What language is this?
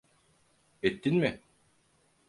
Turkish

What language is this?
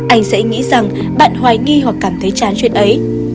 Vietnamese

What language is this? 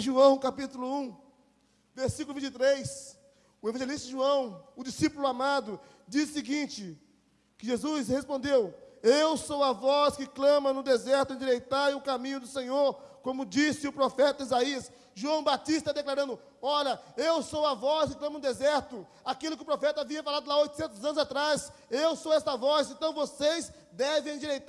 Portuguese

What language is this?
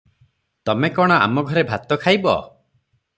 Odia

